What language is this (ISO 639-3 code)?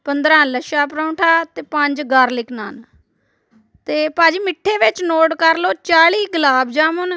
pan